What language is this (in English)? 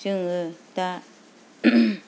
Bodo